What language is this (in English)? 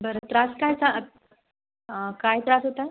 Marathi